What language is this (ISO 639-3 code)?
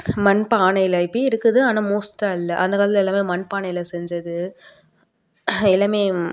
tam